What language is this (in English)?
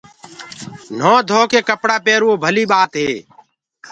Gurgula